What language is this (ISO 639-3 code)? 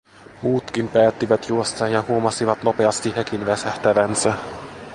fin